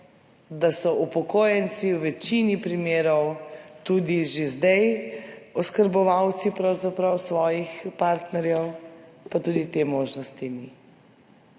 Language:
Slovenian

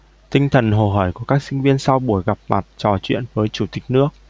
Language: Vietnamese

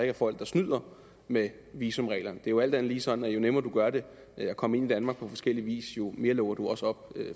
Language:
Danish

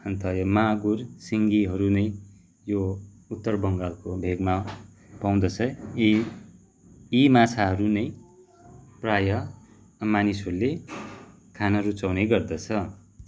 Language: Nepali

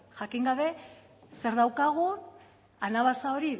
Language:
Basque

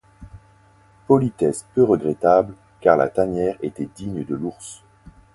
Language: French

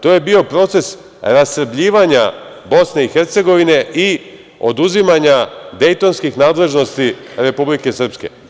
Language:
Serbian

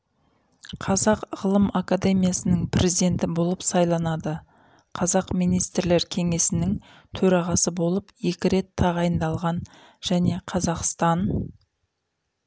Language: Kazakh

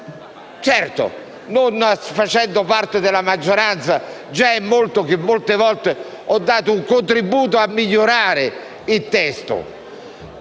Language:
Italian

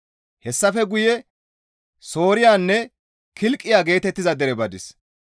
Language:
Gamo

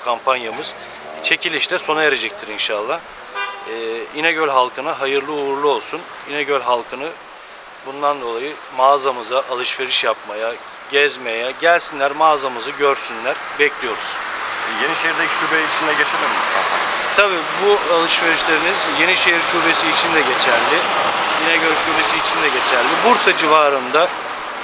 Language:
Turkish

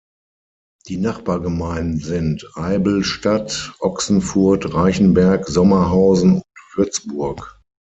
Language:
German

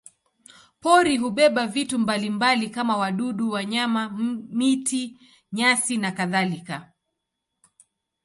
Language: Swahili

